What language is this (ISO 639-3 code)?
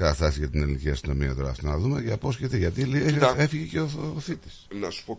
ell